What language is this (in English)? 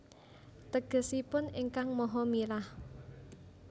Javanese